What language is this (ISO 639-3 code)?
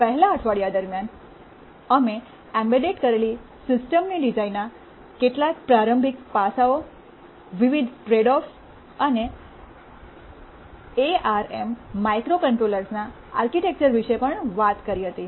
guj